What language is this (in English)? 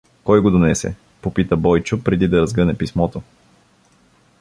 Bulgarian